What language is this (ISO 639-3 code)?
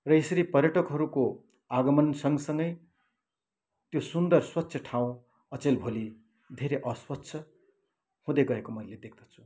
nep